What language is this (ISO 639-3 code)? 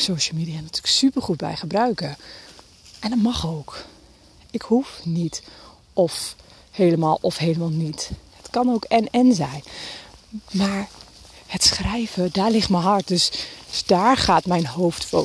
nld